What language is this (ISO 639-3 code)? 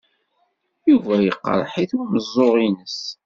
kab